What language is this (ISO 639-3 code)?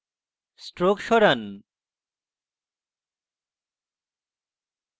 ben